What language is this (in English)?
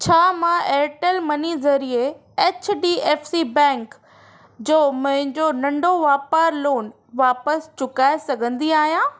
Sindhi